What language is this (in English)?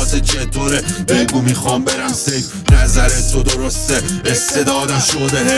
Persian